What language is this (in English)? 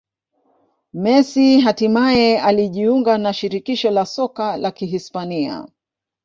Swahili